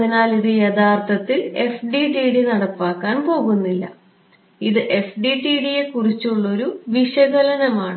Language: Malayalam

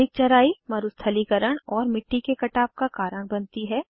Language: Hindi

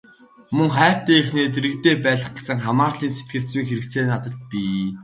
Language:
Mongolian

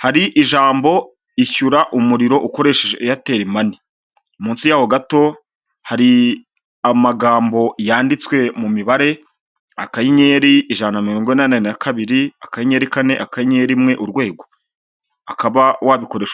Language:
Kinyarwanda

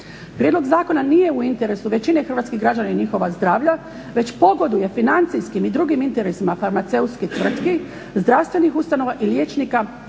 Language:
Croatian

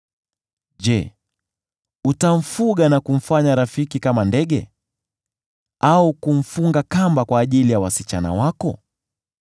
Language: Swahili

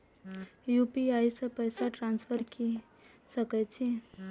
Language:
Maithili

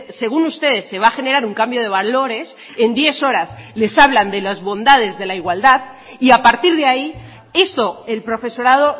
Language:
Spanish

